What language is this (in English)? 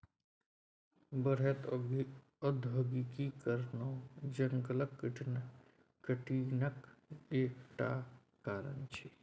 Maithili